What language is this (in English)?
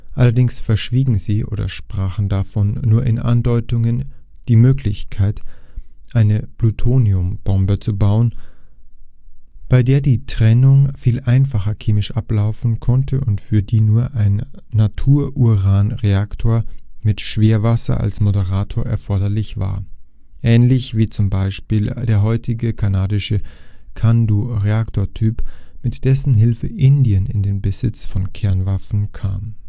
German